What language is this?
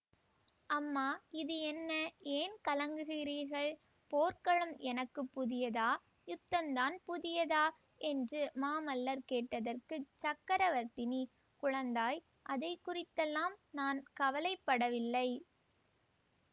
Tamil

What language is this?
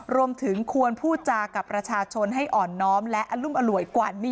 Thai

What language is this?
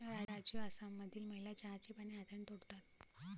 Marathi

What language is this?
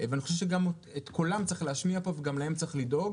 Hebrew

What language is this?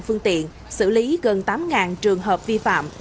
Vietnamese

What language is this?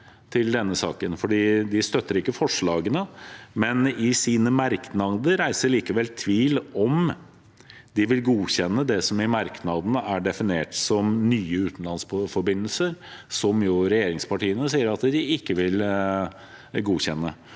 Norwegian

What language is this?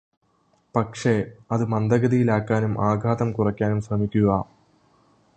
Malayalam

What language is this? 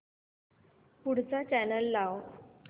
Marathi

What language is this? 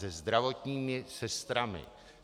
Czech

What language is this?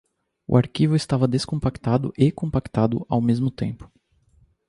Portuguese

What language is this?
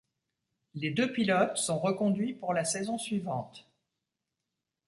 French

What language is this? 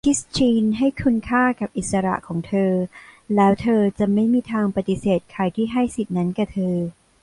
Thai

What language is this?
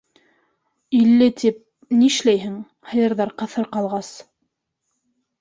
Bashkir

